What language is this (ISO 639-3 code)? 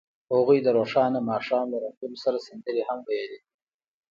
pus